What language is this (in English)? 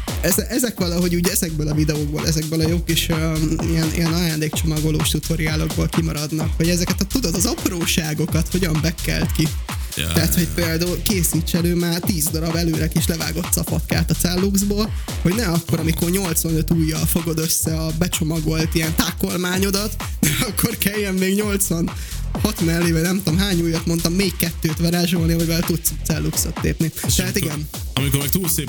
Hungarian